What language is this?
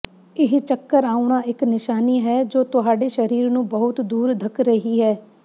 Punjabi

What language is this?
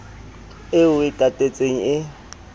Southern Sotho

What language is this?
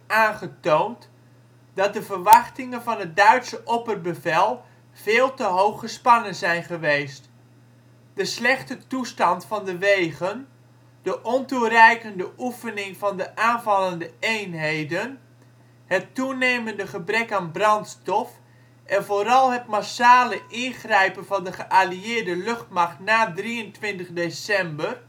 Dutch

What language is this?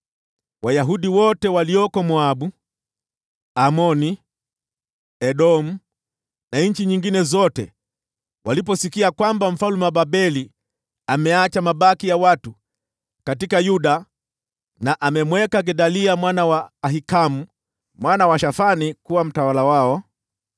Swahili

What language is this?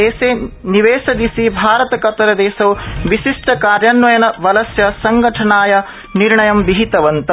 Sanskrit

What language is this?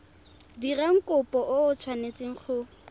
Tswana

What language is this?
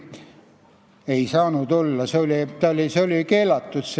Estonian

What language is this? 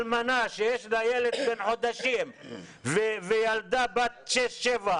Hebrew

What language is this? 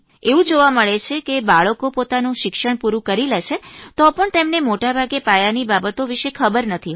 Gujarati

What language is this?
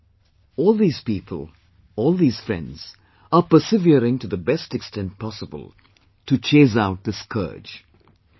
English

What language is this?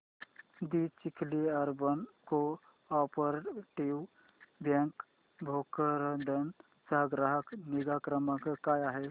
Marathi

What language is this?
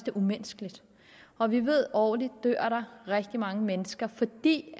Danish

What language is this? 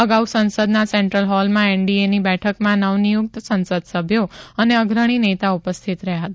Gujarati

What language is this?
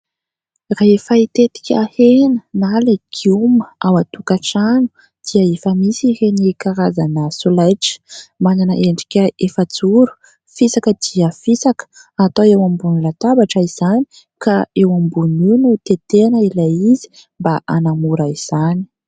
Malagasy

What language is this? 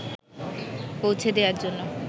Bangla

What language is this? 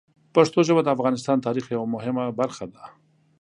Pashto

